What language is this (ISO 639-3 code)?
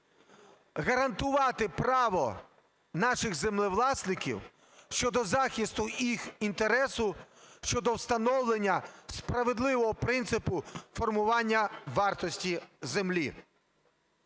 ukr